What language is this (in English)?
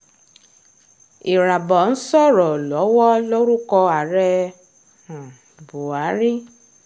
Yoruba